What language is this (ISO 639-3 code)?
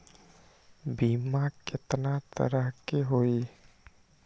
mag